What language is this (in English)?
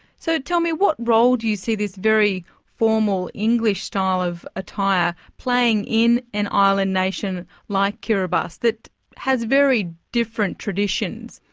English